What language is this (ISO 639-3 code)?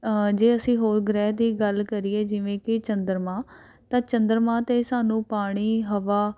pan